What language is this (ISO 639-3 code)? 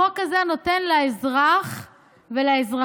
heb